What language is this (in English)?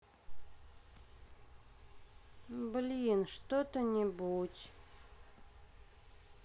Russian